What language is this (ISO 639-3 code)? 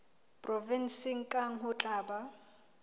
sot